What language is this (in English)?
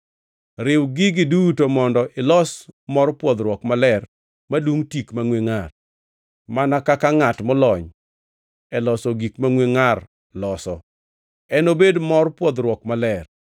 Luo (Kenya and Tanzania)